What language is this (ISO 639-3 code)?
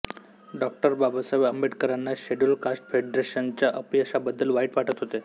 mar